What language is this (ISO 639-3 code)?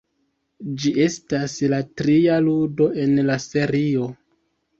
epo